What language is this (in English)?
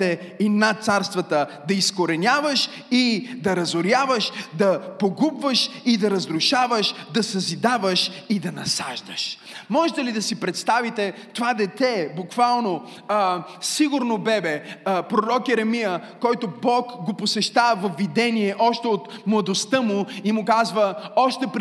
Bulgarian